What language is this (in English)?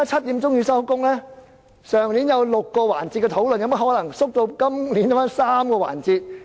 Cantonese